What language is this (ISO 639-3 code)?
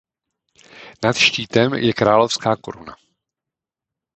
ces